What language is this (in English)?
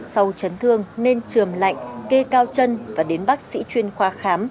Vietnamese